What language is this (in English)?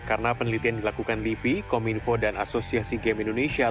Indonesian